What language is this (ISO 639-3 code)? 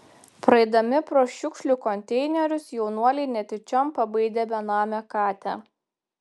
lit